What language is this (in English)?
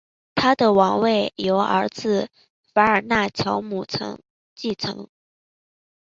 Chinese